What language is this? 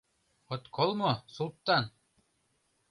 Mari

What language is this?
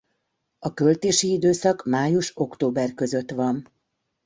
Hungarian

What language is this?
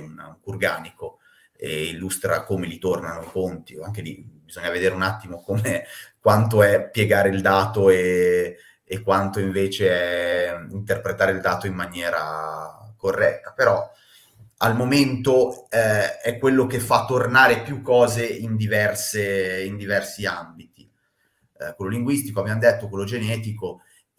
Italian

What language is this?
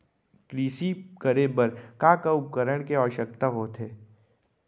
Chhattisgarhi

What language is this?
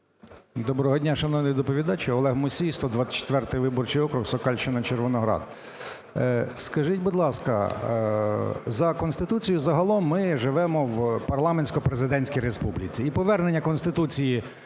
Ukrainian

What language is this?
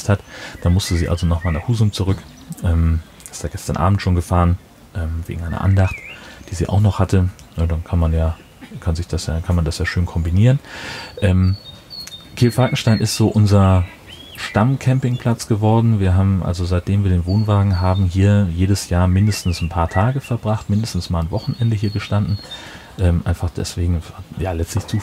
German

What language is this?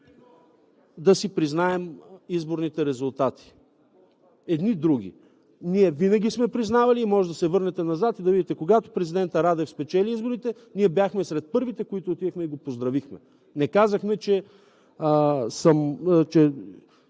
Bulgarian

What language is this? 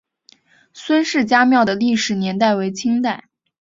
Chinese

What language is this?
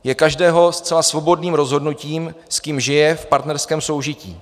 Czech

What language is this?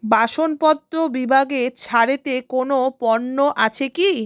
Bangla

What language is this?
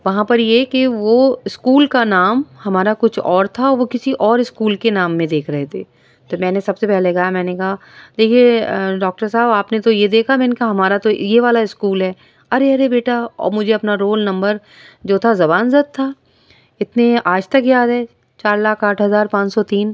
Urdu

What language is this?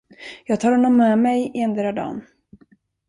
Swedish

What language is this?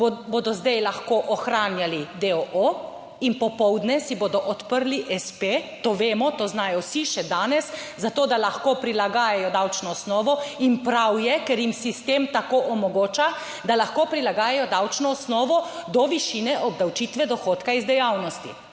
Slovenian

